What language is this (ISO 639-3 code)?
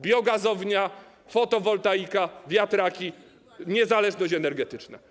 pol